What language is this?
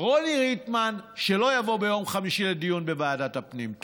Hebrew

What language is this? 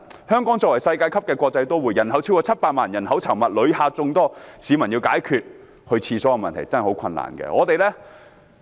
Cantonese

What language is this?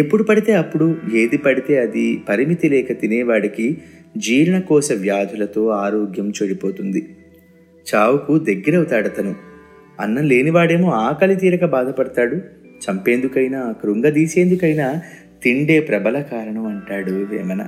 Telugu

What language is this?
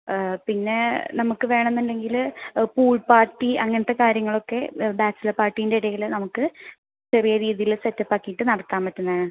Malayalam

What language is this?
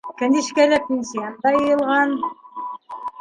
Bashkir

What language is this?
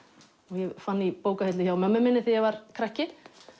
Icelandic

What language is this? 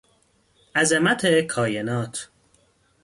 Persian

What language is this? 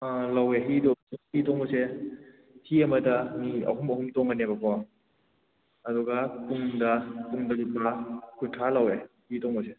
Manipuri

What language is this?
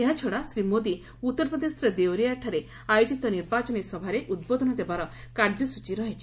Odia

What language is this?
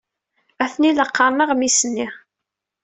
Kabyle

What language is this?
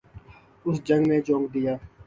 Urdu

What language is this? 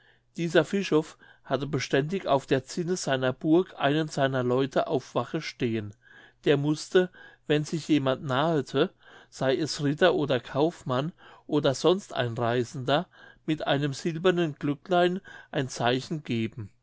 German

